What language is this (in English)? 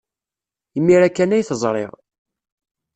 Kabyle